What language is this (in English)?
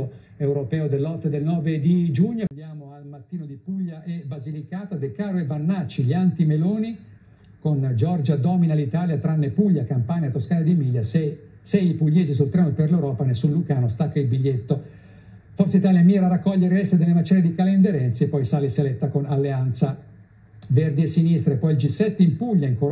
Italian